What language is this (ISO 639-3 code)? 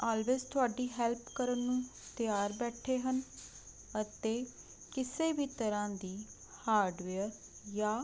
pan